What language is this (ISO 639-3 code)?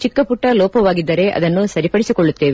kan